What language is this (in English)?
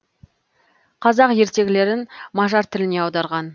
Kazakh